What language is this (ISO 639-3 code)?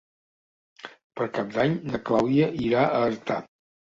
cat